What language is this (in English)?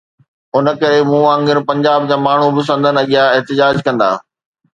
Sindhi